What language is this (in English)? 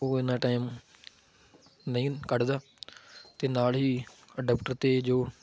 Punjabi